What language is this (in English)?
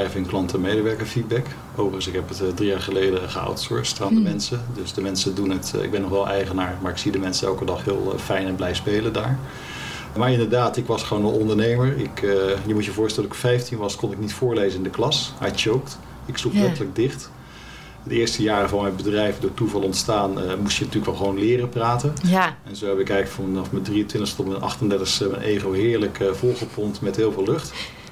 Dutch